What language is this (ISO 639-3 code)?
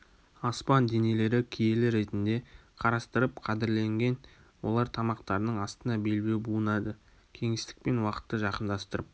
kaz